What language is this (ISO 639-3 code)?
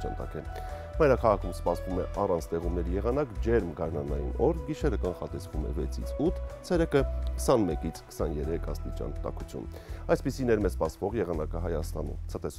ron